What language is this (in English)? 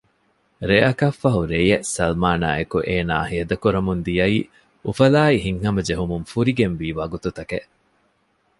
Divehi